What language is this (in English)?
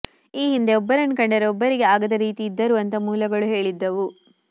Kannada